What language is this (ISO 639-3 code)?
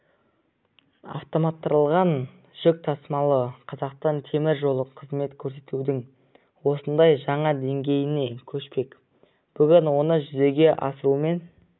kaz